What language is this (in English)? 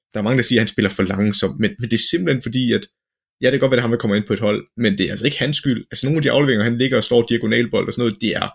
Danish